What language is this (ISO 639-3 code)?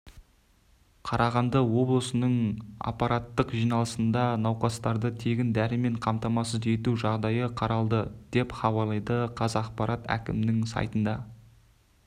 kaz